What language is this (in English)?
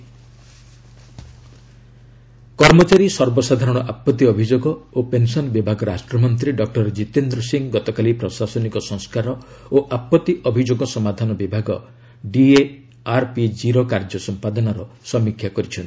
Odia